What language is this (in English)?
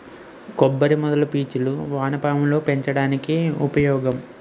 Telugu